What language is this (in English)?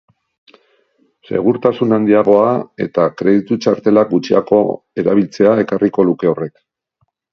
Basque